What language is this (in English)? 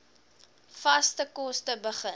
Afrikaans